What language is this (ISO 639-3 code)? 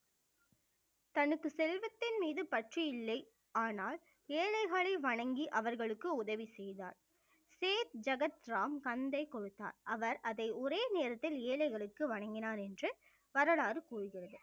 tam